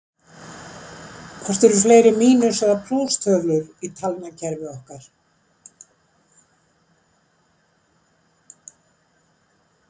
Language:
Icelandic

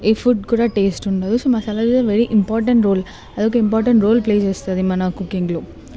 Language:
Telugu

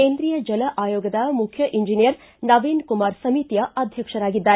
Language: Kannada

